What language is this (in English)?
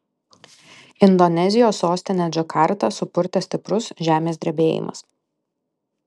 Lithuanian